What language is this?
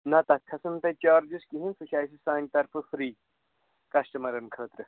Kashmiri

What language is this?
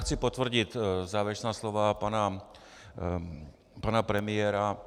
Czech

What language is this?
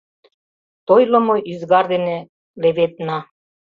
Mari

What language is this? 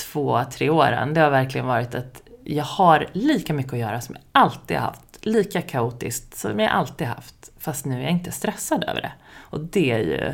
Swedish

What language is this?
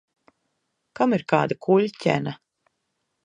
Latvian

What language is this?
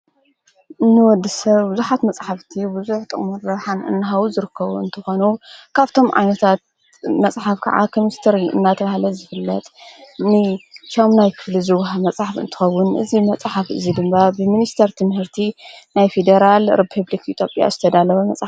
Tigrinya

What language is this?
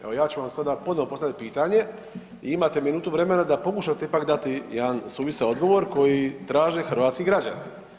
Croatian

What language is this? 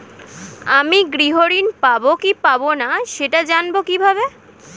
Bangla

